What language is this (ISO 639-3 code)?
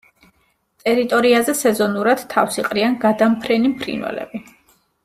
kat